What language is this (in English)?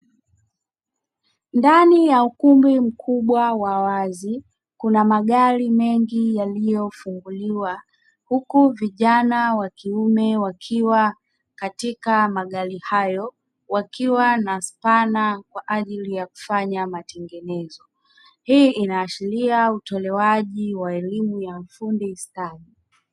Swahili